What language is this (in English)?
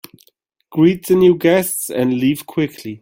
English